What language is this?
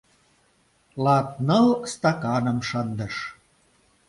Mari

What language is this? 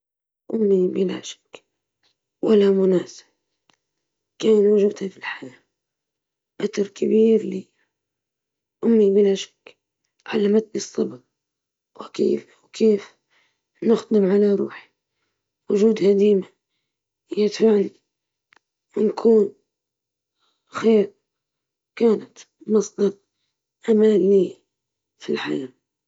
Libyan Arabic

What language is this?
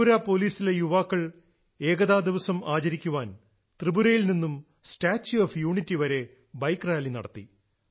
Malayalam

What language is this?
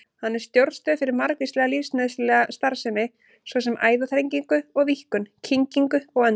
Icelandic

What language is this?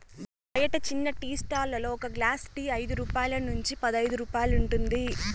Telugu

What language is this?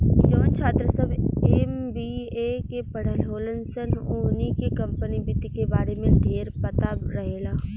Bhojpuri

